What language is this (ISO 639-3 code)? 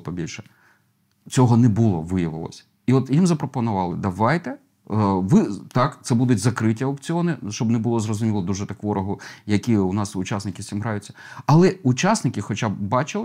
ukr